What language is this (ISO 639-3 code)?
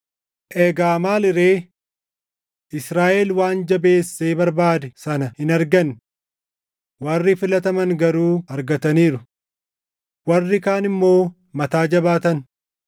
orm